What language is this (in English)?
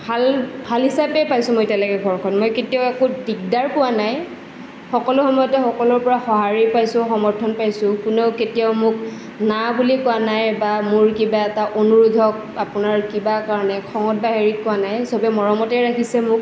Assamese